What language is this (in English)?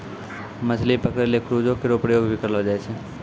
Maithili